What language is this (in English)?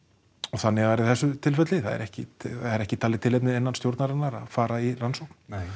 Icelandic